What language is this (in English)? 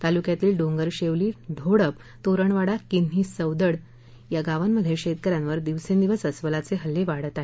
Marathi